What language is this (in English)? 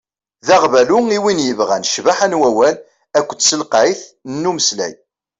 Kabyle